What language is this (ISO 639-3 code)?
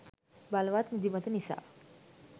sin